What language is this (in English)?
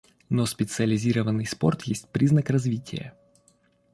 Russian